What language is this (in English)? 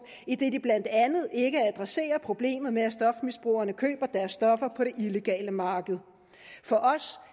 Danish